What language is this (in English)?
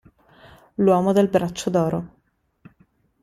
Italian